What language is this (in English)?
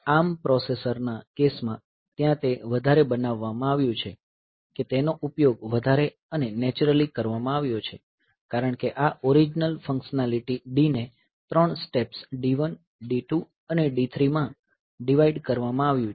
Gujarati